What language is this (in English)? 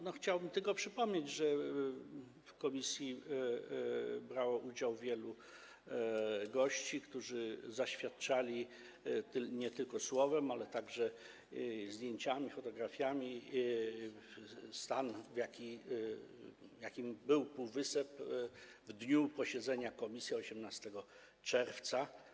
Polish